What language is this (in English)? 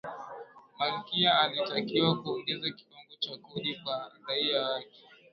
Swahili